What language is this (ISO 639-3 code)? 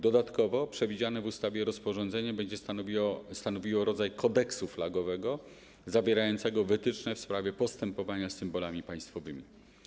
pol